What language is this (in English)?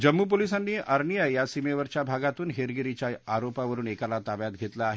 Marathi